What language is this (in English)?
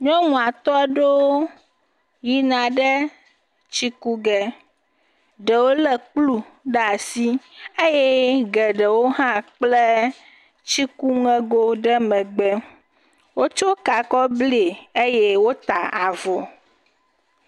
Ewe